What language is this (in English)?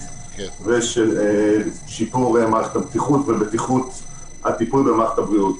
Hebrew